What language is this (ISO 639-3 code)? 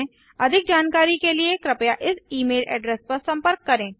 hin